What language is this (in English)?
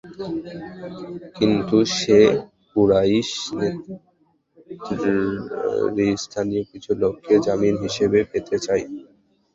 Bangla